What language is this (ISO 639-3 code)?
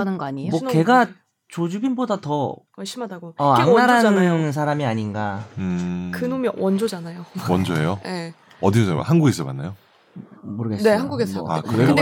kor